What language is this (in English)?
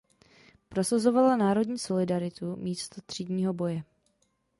Czech